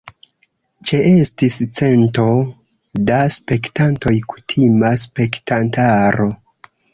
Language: Esperanto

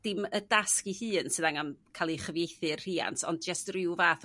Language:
Welsh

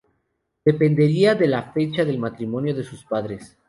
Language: Spanish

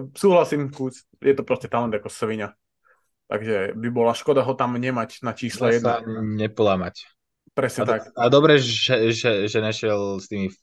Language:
Slovak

